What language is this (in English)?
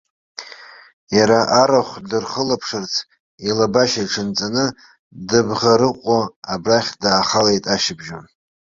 Abkhazian